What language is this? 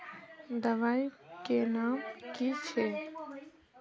Magahi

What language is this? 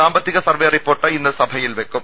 Malayalam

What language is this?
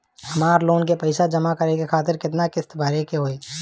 Bhojpuri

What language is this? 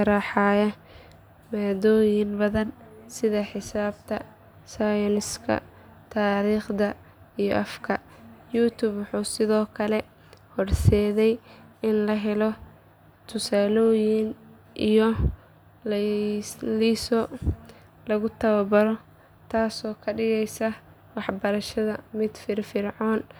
Somali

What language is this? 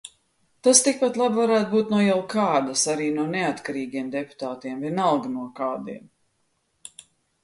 Latvian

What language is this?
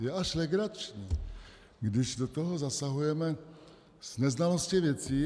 Czech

